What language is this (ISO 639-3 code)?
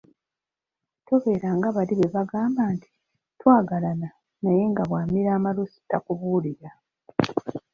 lug